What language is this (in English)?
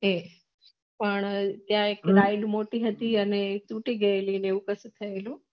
Gujarati